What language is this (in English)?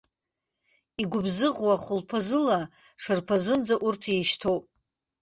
Abkhazian